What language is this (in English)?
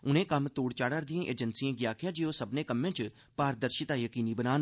Dogri